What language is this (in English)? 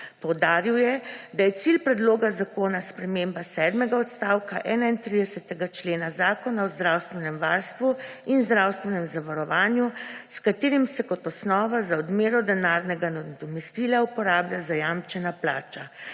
Slovenian